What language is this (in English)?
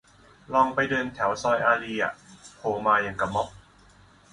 Thai